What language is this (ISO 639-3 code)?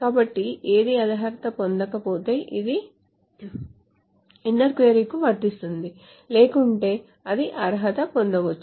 tel